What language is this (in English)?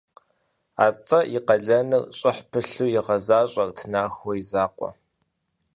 Kabardian